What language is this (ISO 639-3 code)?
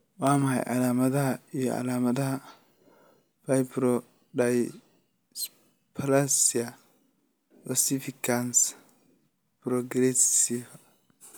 som